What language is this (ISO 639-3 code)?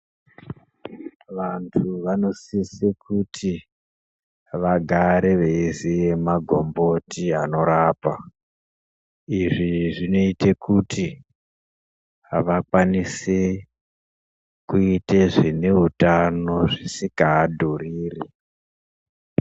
ndc